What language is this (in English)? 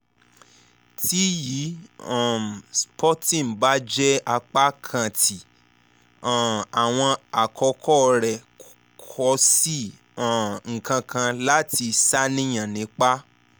Yoruba